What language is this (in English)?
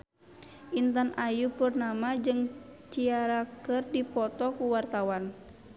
Sundanese